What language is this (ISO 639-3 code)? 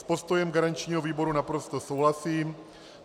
ces